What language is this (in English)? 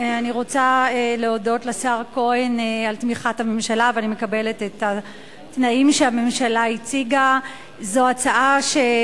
Hebrew